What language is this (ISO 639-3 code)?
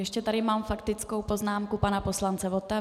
ces